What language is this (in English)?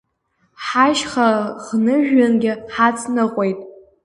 Abkhazian